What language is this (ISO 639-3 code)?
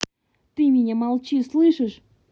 rus